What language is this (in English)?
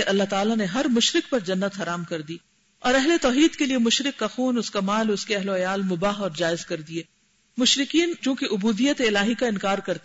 Urdu